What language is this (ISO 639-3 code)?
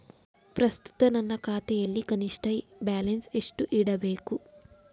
kan